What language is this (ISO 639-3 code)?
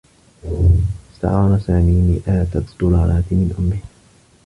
ara